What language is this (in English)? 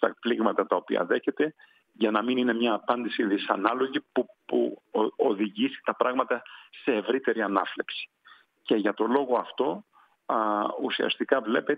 Greek